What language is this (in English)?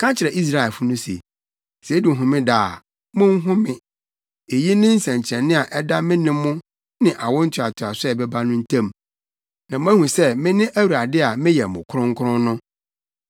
Akan